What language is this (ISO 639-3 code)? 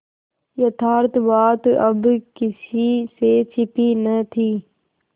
hin